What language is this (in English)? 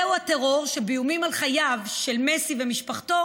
Hebrew